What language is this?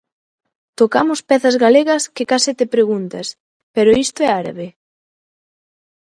Galician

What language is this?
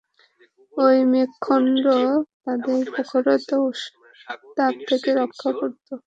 Bangla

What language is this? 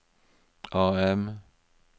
Norwegian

